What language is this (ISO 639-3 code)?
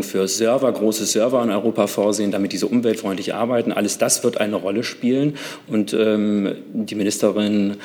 deu